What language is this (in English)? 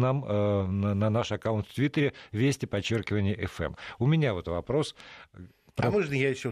Russian